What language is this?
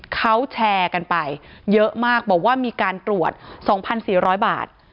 Thai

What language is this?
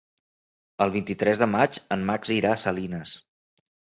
Catalan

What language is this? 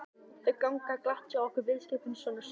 Icelandic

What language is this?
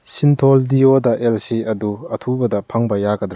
Manipuri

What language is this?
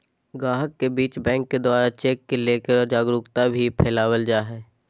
Magahi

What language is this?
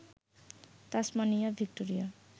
Bangla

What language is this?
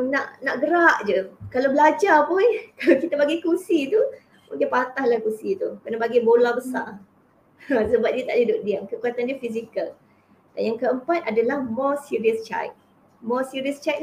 Malay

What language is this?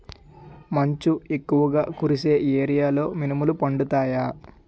Telugu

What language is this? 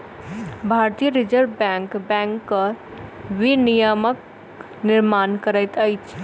Maithili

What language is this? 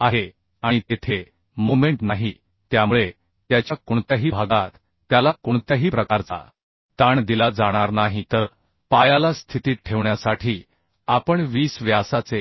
Marathi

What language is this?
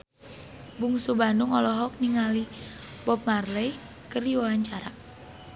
Sundanese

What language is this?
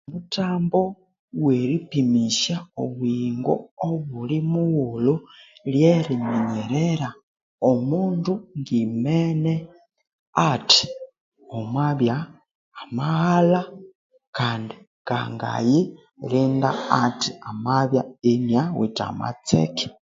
Konzo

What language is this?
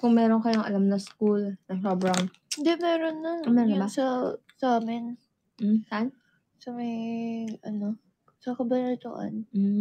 Filipino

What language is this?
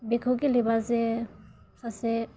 Bodo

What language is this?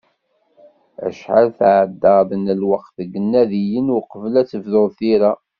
Kabyle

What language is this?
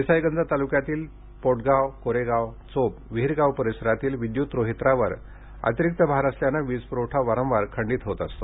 Marathi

